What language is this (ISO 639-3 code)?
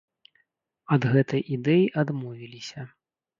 bel